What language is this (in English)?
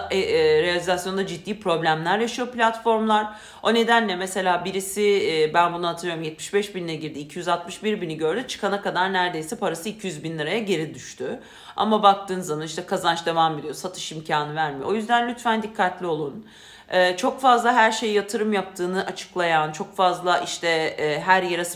Turkish